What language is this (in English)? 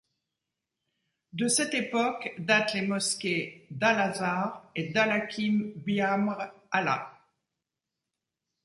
French